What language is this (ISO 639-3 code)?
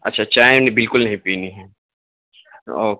urd